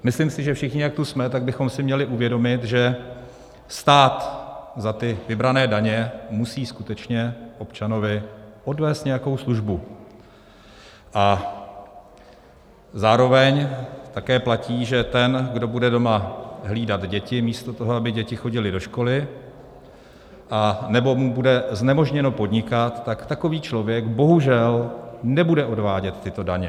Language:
Czech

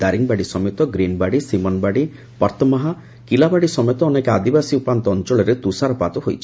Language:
Odia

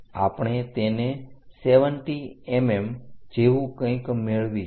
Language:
Gujarati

